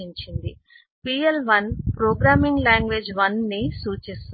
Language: Telugu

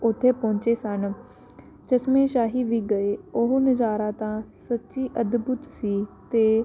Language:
Punjabi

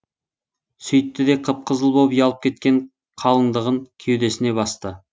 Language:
Kazakh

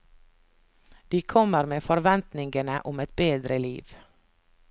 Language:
Norwegian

